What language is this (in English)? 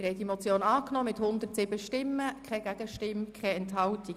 Swiss German